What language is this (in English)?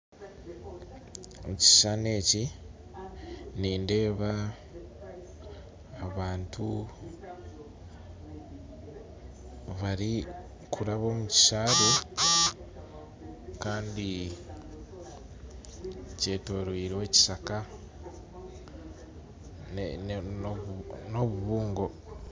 Nyankole